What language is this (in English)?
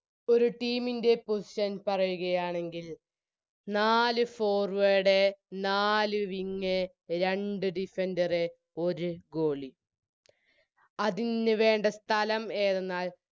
Malayalam